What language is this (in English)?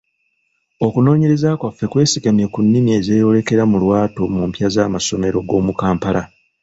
Ganda